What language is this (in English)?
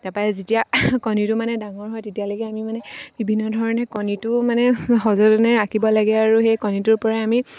Assamese